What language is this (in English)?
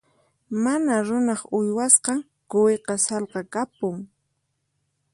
Puno Quechua